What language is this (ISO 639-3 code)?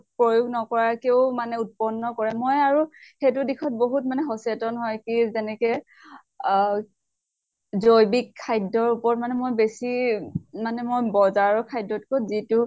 asm